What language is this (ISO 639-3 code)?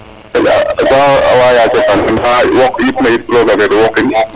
srr